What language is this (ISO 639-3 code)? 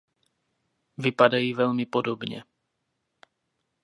ces